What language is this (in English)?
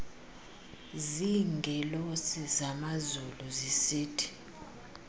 Xhosa